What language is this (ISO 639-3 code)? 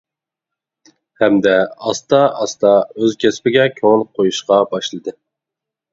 uig